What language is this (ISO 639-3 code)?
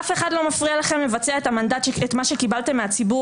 heb